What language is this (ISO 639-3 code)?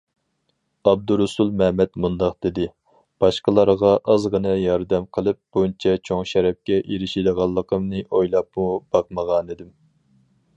uig